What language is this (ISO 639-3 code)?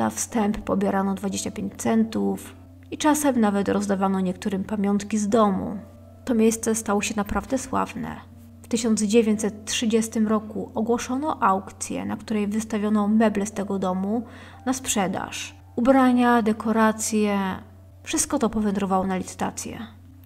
pol